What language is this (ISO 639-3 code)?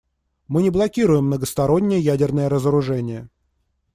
rus